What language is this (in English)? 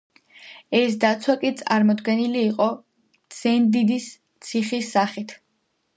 Georgian